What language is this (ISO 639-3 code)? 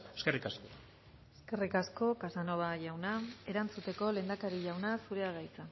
eus